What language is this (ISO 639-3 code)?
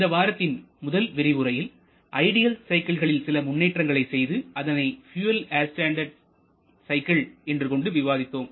tam